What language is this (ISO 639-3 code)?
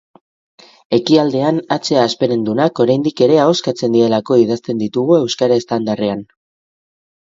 eus